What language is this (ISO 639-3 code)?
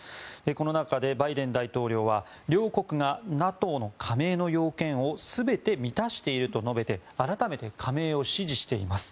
jpn